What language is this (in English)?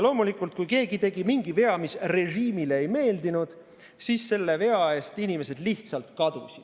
Estonian